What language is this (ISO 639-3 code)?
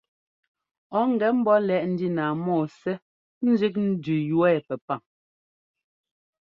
jgo